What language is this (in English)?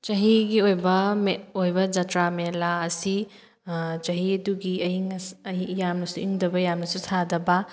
Manipuri